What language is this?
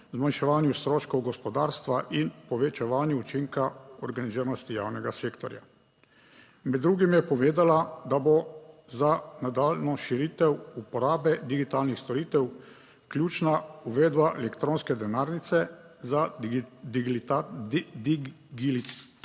Slovenian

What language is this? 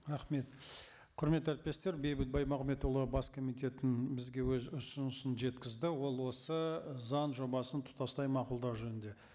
Kazakh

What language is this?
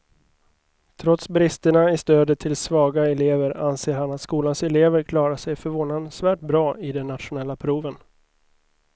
Swedish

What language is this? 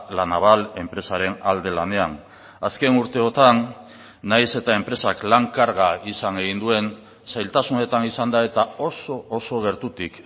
Basque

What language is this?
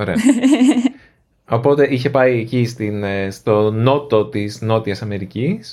Greek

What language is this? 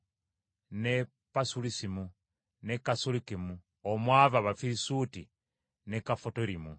Ganda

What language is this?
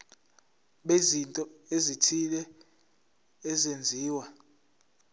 Zulu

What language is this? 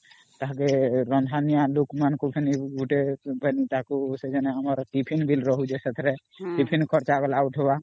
Odia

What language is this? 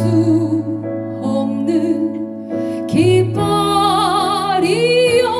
Korean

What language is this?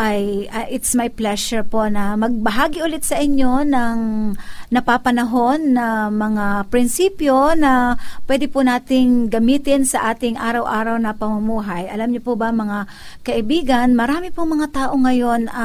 Filipino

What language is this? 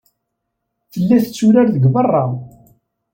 Kabyle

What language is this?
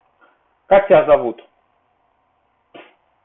Russian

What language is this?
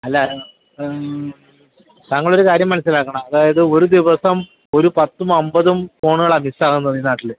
Malayalam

